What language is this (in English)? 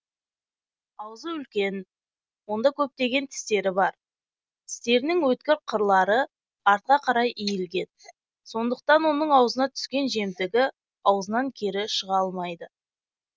Kazakh